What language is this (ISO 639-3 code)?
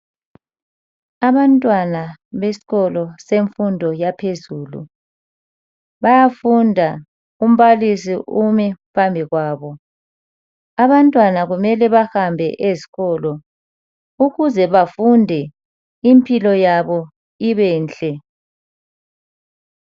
nde